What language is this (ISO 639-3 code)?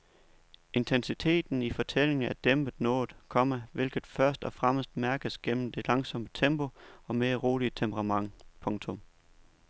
dan